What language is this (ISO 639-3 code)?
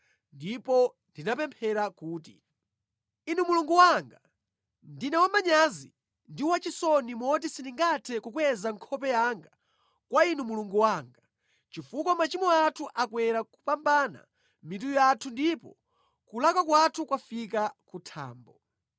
nya